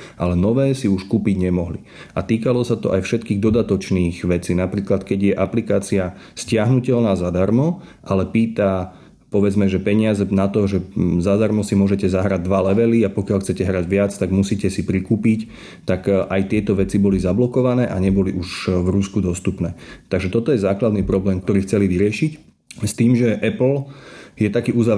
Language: Slovak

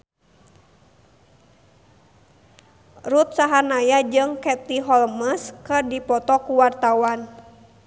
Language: Sundanese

